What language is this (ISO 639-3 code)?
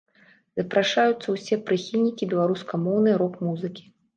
bel